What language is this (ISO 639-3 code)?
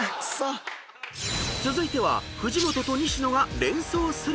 jpn